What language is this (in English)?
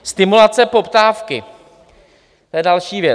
Czech